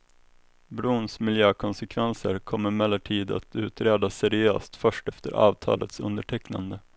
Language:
Swedish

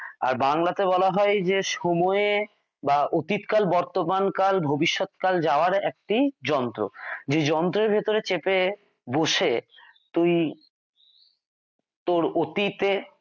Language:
Bangla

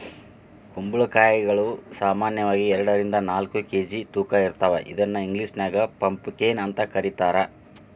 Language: Kannada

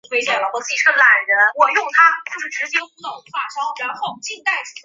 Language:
Chinese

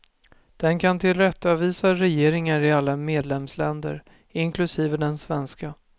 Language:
Swedish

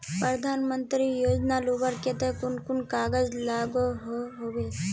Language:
Magahi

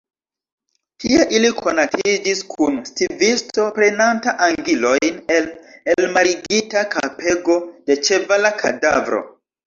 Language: Esperanto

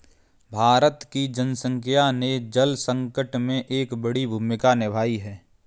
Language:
Hindi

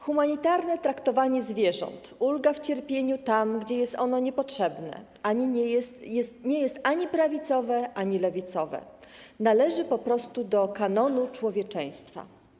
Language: Polish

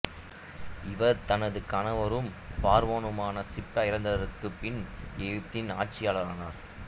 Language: Tamil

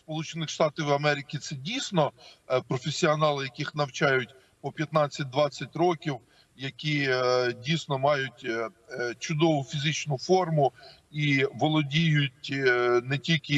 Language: Ukrainian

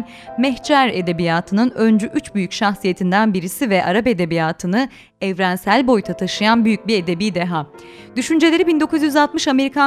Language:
Turkish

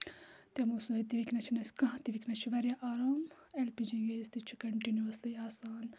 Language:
Kashmiri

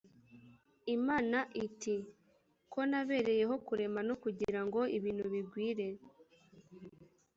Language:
Kinyarwanda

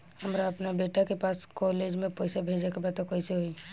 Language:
Bhojpuri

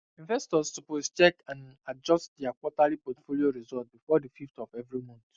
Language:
Nigerian Pidgin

